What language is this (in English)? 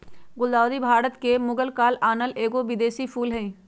Magahi